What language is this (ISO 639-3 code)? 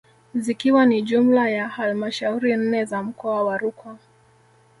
swa